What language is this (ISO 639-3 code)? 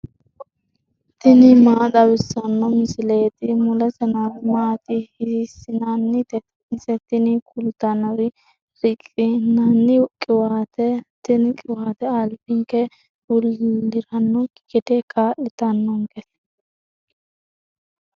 sid